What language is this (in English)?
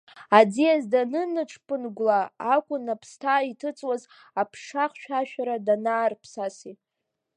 Abkhazian